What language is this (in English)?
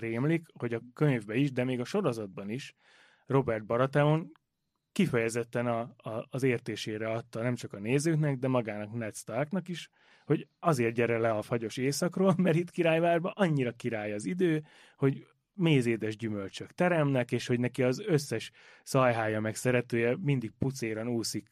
Hungarian